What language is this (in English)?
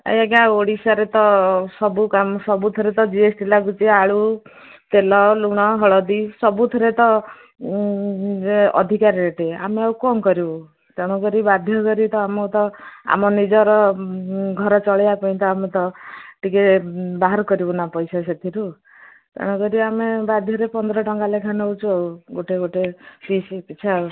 Odia